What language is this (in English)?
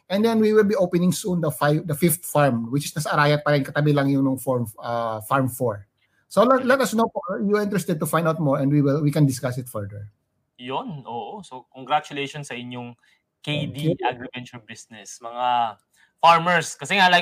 Filipino